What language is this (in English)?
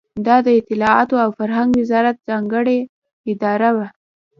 Pashto